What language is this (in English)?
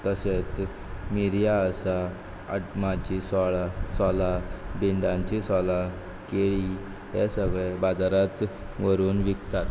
Konkani